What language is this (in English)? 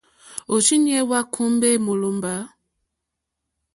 Mokpwe